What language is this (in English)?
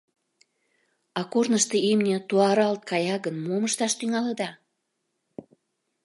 Mari